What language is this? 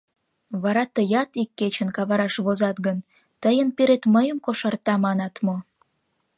Mari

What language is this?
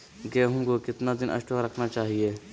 Magahi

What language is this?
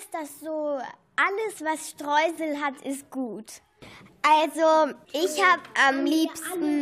German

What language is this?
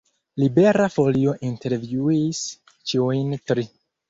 Esperanto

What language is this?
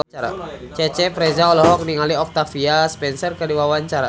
Sundanese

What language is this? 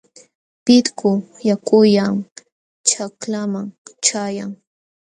Jauja Wanca Quechua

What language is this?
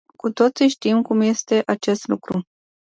Romanian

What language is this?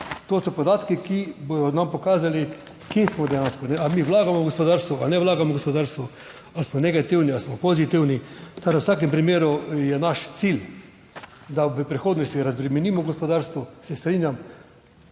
Slovenian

